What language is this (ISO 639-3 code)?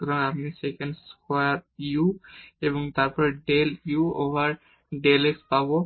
ben